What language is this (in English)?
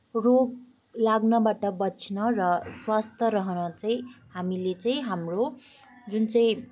Nepali